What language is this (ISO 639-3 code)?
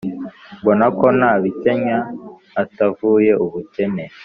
kin